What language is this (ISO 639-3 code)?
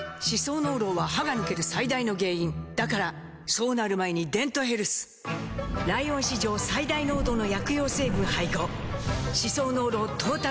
jpn